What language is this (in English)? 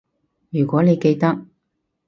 Cantonese